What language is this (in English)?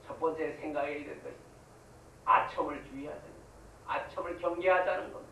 Korean